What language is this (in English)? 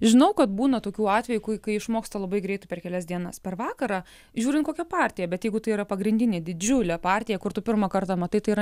Lithuanian